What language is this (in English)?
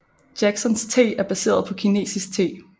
Danish